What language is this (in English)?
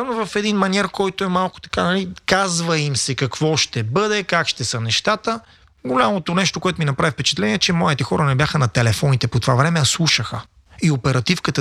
Bulgarian